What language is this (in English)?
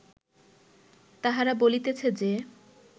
Bangla